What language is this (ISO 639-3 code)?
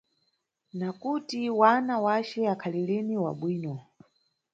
nyu